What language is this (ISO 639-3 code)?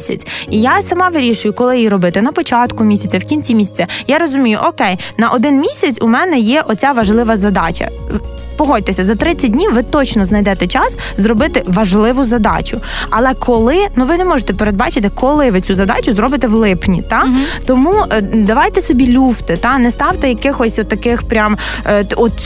ukr